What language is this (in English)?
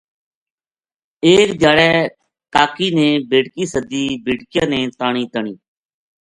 Gujari